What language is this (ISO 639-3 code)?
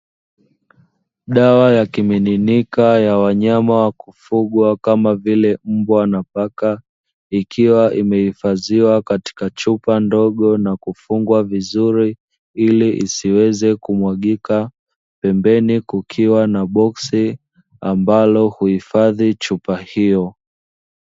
swa